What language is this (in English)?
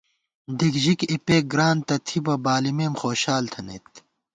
Gawar-Bati